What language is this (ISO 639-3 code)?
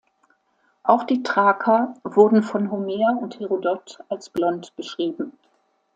deu